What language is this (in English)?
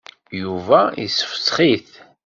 Kabyle